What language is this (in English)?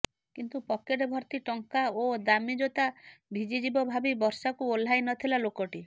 Odia